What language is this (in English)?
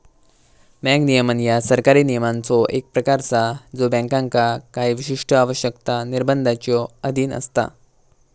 Marathi